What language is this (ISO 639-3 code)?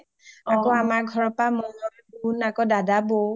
asm